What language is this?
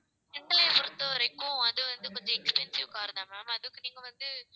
Tamil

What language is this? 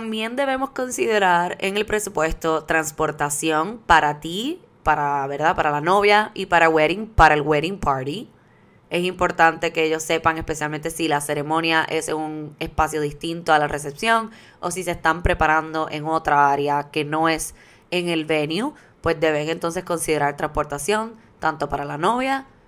Spanish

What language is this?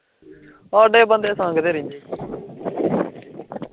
Punjabi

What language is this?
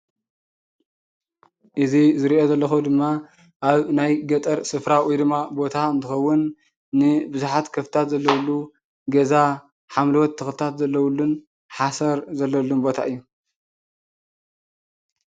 Tigrinya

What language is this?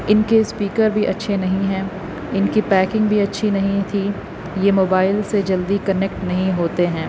Urdu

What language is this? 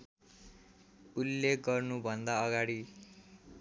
Nepali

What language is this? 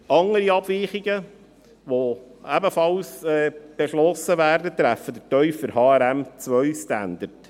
Swiss German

